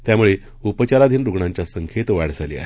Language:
Marathi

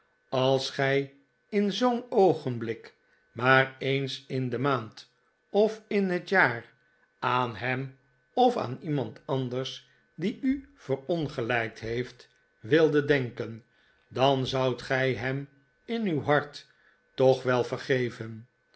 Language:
Dutch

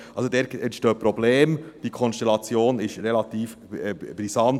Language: Swiss German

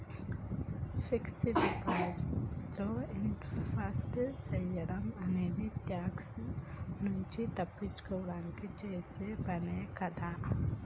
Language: Telugu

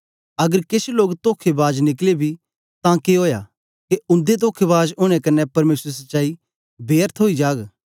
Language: Dogri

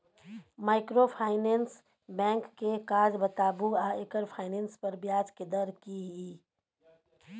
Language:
Maithili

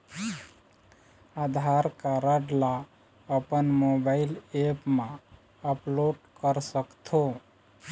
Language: Chhattisgarhi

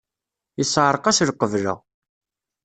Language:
Kabyle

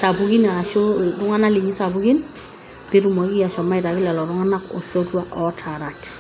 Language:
Masai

